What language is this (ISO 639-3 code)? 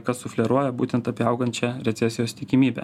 lit